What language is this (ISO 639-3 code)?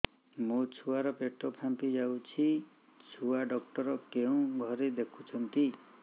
ori